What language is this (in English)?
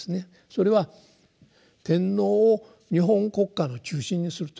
Japanese